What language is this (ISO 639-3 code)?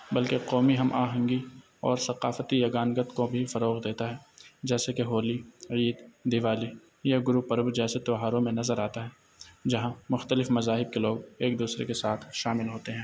urd